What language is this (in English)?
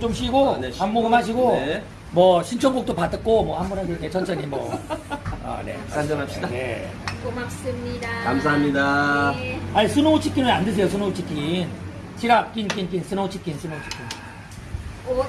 Korean